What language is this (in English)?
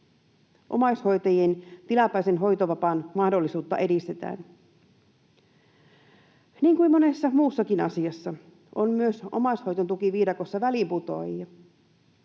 Finnish